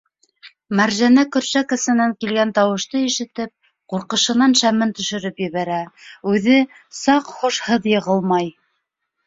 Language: Bashkir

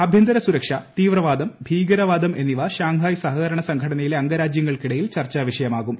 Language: Malayalam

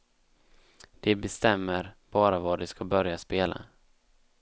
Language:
Swedish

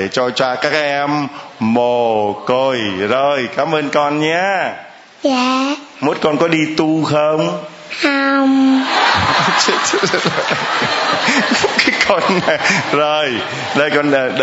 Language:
Vietnamese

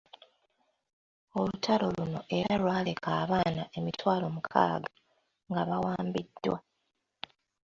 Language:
Ganda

